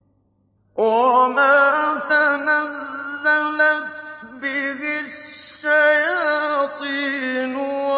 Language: Arabic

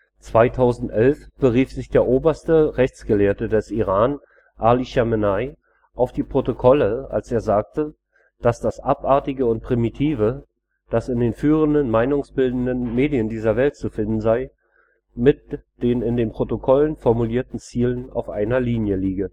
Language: German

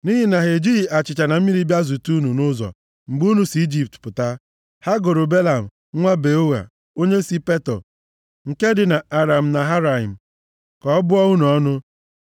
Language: Igbo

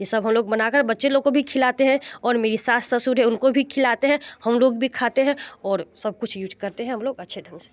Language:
Hindi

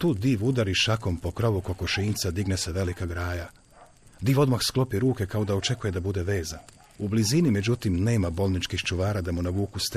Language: Croatian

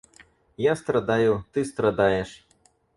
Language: Russian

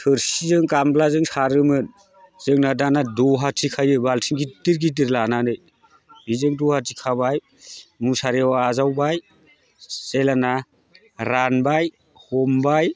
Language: Bodo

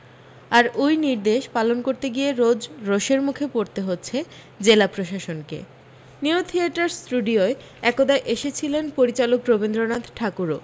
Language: Bangla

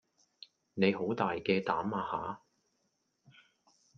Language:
Cantonese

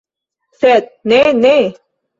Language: Esperanto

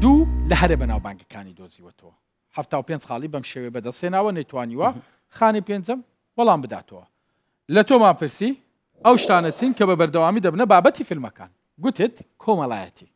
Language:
Turkish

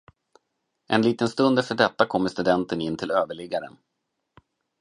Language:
Swedish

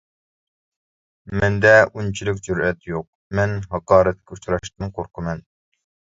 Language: Uyghur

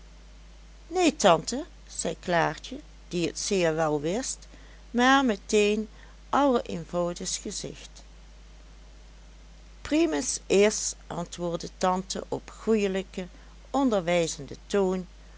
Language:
Dutch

